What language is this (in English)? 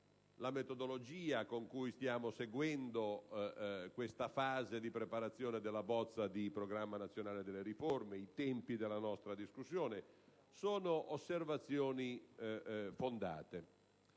Italian